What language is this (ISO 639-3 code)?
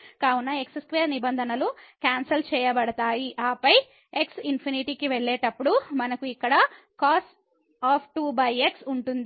tel